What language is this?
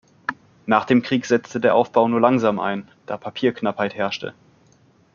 German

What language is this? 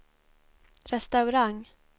Swedish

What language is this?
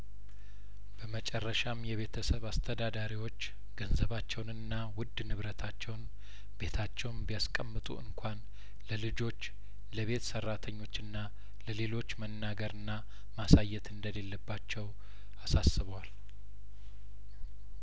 Amharic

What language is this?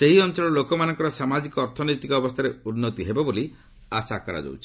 Odia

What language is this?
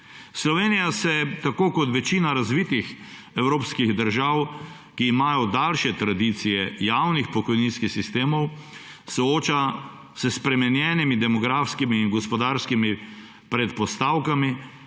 Slovenian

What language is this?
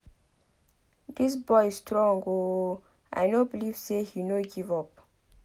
Nigerian Pidgin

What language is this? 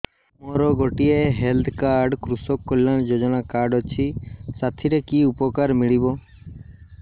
Odia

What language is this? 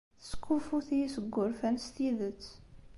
Kabyle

